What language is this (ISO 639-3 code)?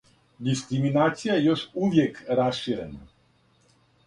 srp